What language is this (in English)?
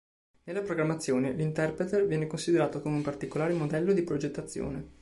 Italian